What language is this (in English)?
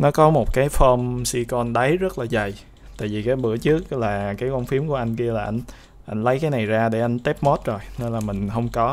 Vietnamese